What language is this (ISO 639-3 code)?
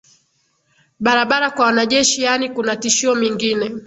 swa